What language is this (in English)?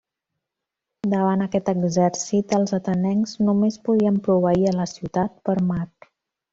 Catalan